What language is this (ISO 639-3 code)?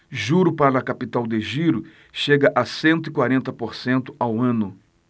por